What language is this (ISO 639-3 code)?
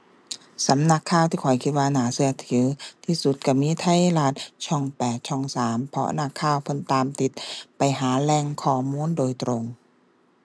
tha